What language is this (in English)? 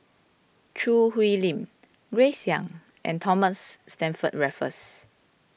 English